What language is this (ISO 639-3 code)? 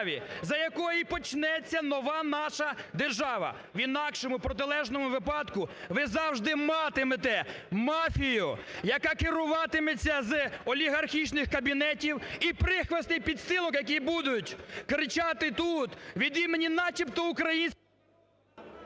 ukr